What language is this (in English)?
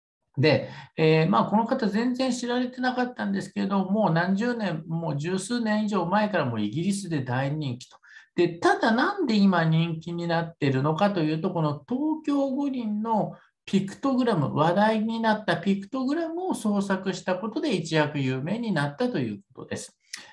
Japanese